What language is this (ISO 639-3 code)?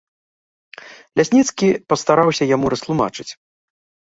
bel